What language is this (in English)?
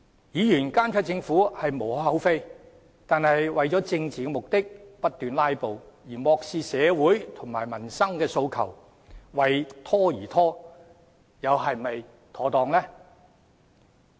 Cantonese